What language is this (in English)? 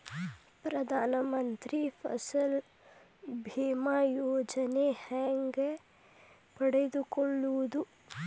Kannada